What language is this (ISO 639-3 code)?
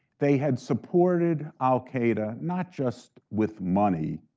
eng